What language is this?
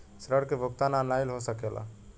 Bhojpuri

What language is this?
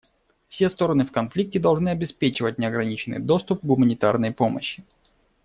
Russian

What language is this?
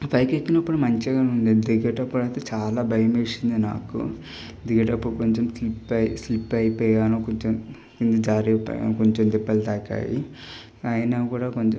Telugu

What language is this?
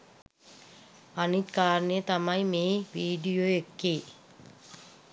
Sinhala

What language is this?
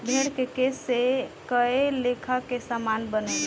Bhojpuri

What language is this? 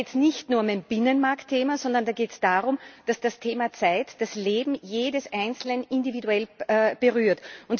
German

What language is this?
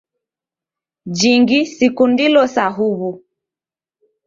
Taita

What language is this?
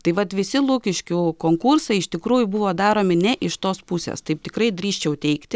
Lithuanian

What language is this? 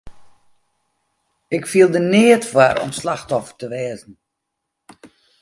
Western Frisian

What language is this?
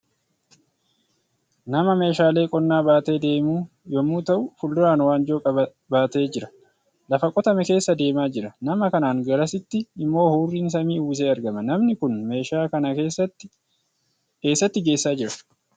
Oromo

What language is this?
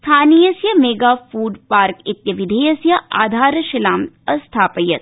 Sanskrit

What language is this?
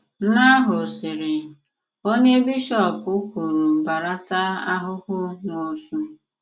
Igbo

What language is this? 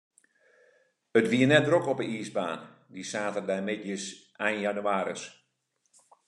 Western Frisian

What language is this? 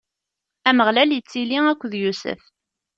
Kabyle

